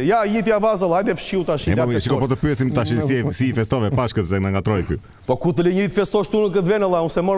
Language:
Romanian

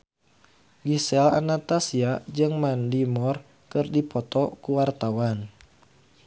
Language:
Sundanese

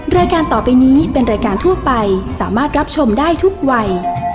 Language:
Thai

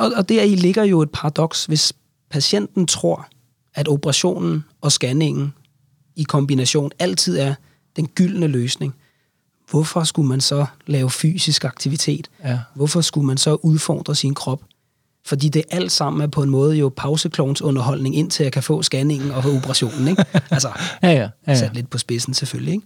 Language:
Danish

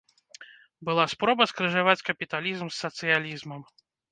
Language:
Belarusian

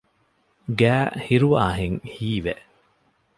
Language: Divehi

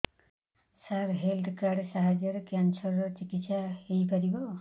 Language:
Odia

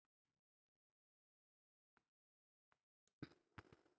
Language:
Magahi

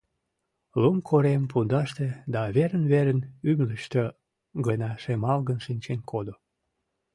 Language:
Mari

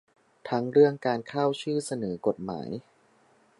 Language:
Thai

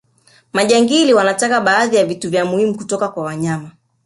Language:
Swahili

